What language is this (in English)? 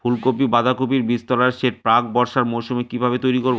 Bangla